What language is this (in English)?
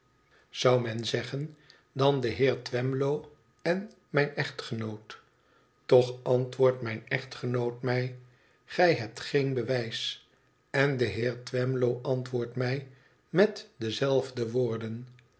Dutch